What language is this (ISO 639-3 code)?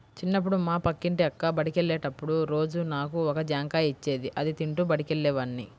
tel